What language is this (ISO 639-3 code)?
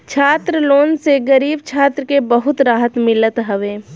bho